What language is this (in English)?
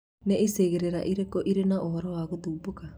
Kikuyu